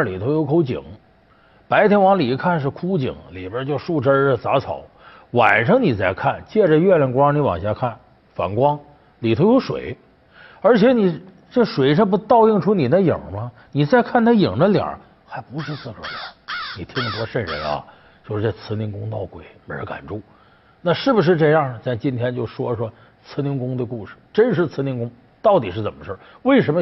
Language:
Chinese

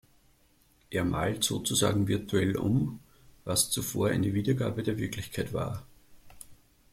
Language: German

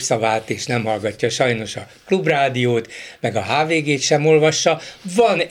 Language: Hungarian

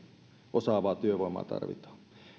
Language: Finnish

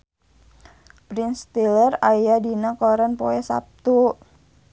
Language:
Sundanese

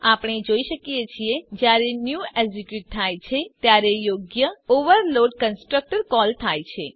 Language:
Gujarati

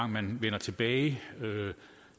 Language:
Danish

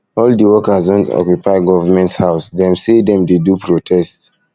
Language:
Nigerian Pidgin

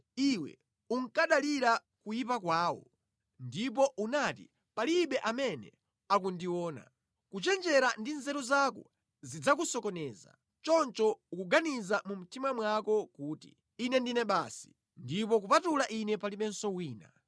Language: Nyanja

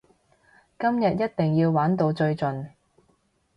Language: Cantonese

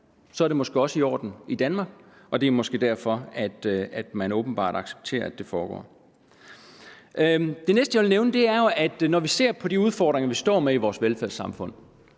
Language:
Danish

